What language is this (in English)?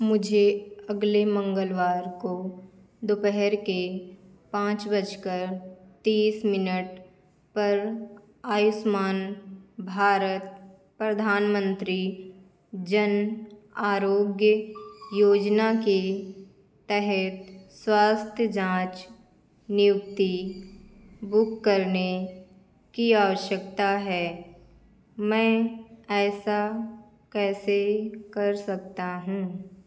Hindi